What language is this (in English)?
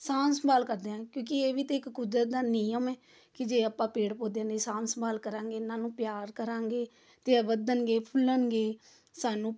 Punjabi